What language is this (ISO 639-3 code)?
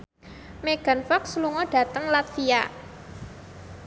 jav